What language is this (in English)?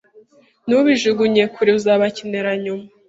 Kinyarwanda